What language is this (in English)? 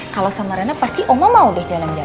Indonesian